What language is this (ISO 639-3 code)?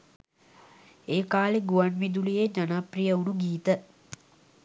sin